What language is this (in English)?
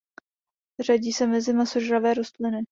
Czech